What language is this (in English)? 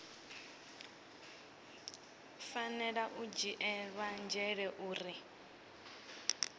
Venda